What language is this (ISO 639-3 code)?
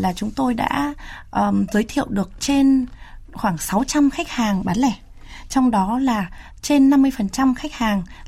vie